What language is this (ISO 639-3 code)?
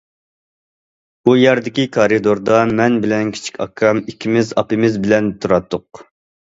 uig